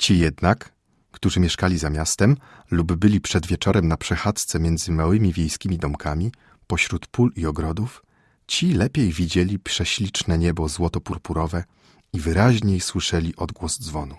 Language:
Polish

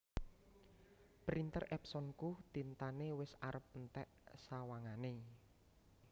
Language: Javanese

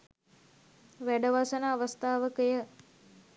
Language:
Sinhala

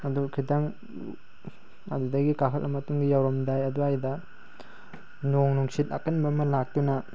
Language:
Manipuri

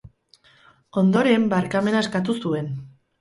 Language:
Basque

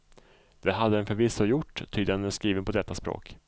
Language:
Swedish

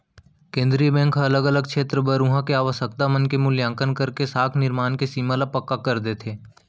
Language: Chhattisgarhi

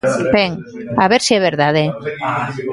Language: Galician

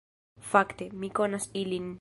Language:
Esperanto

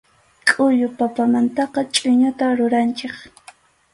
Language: Arequipa-La Unión Quechua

